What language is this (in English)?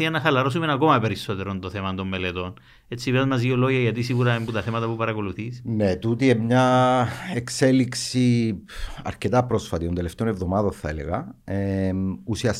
Greek